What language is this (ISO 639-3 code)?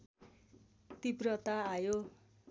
nep